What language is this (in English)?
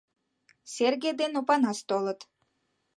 Mari